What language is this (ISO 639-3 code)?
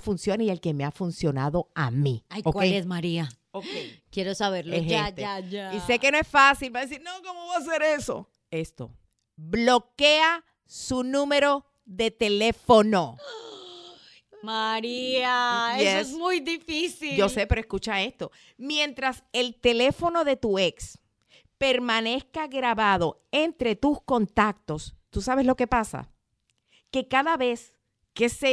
spa